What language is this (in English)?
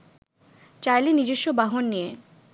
Bangla